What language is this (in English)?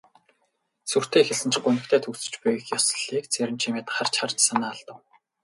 Mongolian